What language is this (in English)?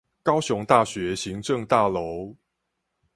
Chinese